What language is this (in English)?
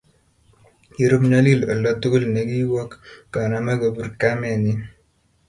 Kalenjin